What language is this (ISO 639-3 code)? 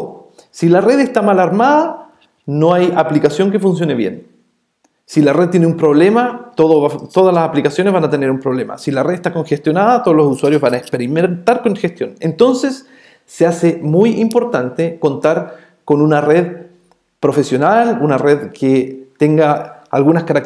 spa